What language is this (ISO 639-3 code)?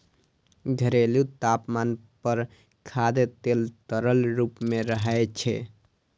mai